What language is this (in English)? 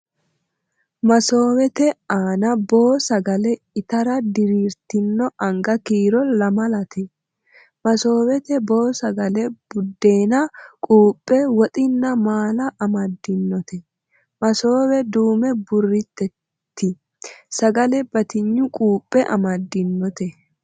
Sidamo